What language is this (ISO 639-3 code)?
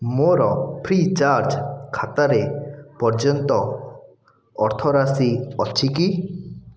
ori